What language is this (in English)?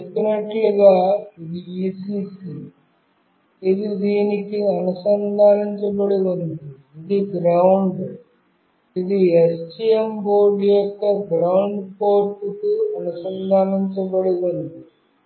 Telugu